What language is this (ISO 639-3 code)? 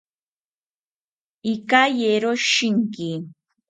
cpy